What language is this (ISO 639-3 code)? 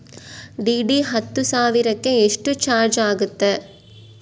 kan